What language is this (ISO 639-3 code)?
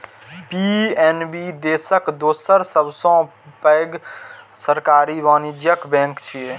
mai